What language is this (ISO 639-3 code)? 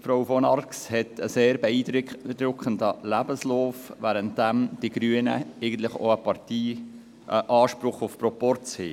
gsw